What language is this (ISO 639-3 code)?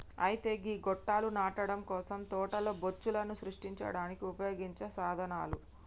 tel